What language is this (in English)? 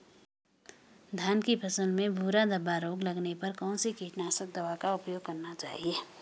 Hindi